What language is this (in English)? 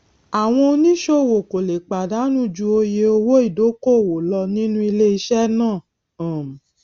Yoruba